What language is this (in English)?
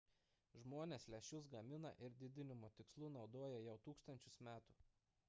Lithuanian